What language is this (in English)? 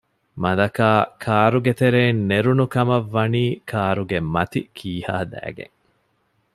Divehi